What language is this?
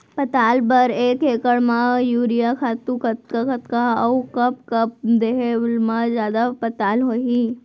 Chhattisgarhi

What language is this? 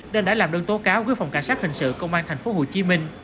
Vietnamese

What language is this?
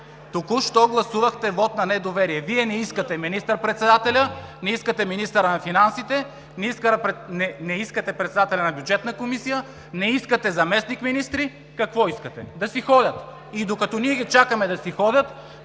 Bulgarian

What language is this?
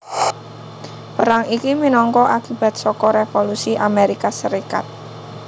Javanese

